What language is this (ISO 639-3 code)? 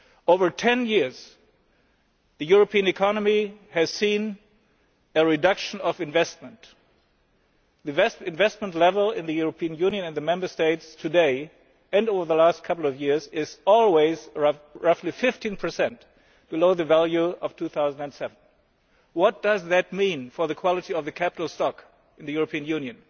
eng